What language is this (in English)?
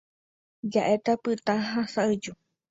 Guarani